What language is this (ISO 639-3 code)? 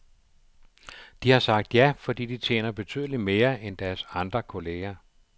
dan